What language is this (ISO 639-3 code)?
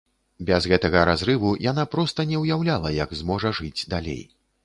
bel